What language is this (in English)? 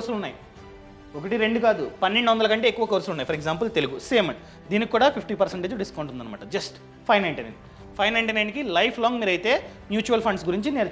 Telugu